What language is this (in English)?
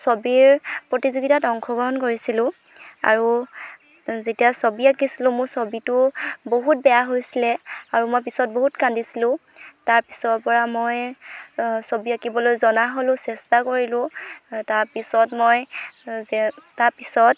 Assamese